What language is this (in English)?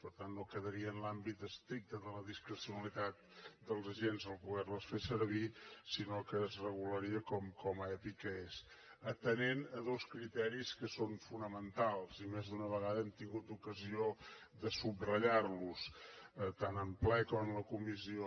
Catalan